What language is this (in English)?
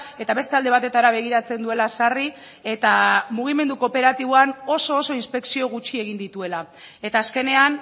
Basque